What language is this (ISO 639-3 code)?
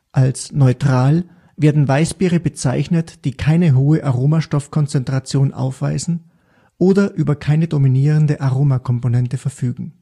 deu